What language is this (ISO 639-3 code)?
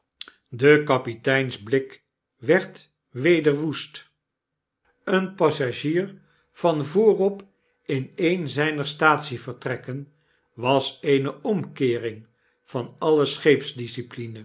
nld